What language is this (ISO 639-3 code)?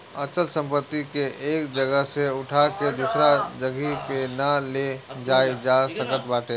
bho